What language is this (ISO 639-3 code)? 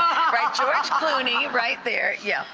eng